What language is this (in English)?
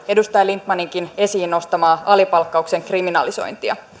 Finnish